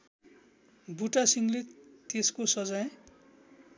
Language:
Nepali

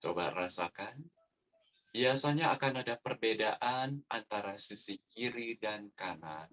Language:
Indonesian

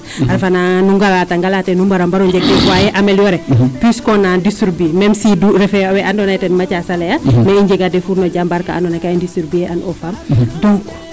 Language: Serer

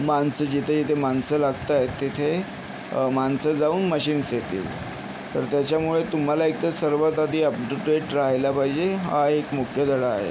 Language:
Marathi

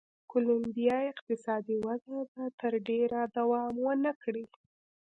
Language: Pashto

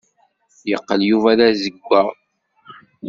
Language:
Kabyle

